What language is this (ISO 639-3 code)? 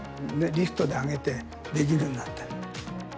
jpn